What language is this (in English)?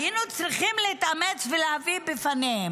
Hebrew